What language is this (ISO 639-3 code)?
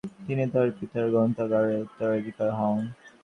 ben